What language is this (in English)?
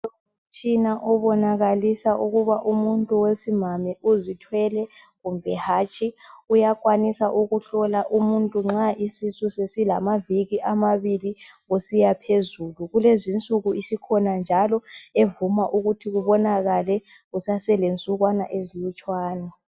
North Ndebele